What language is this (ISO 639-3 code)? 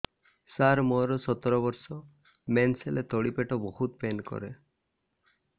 ori